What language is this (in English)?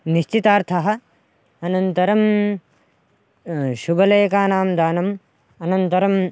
Sanskrit